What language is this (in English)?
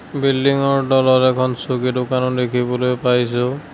Assamese